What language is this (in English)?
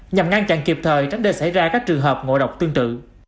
Vietnamese